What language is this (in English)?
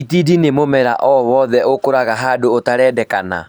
Kikuyu